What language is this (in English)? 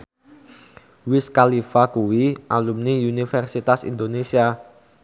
Javanese